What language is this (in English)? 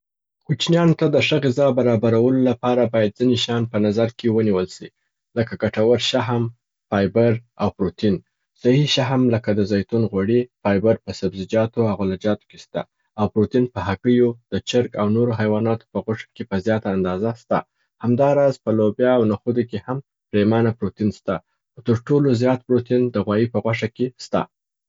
Southern Pashto